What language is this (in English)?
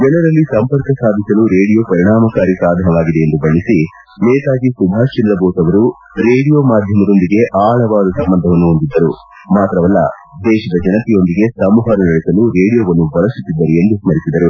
Kannada